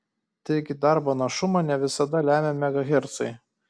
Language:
Lithuanian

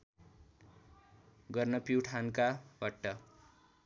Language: Nepali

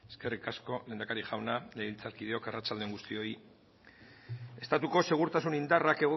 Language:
Basque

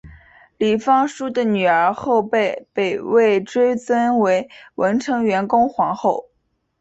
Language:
Chinese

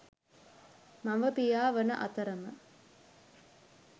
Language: Sinhala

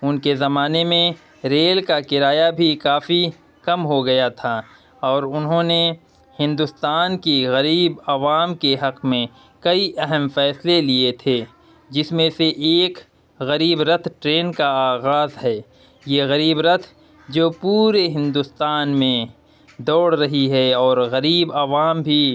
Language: Urdu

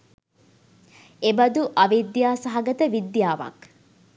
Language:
Sinhala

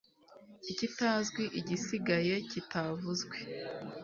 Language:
Kinyarwanda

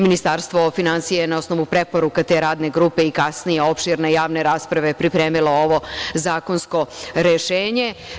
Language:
Serbian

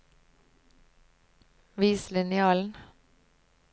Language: Norwegian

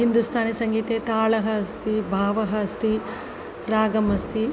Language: Sanskrit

